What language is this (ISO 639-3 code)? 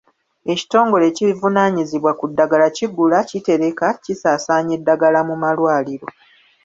lug